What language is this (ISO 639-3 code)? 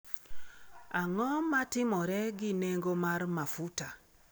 luo